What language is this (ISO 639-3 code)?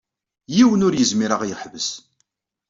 kab